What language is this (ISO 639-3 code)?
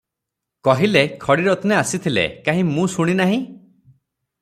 ori